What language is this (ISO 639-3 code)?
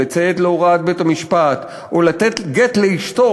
heb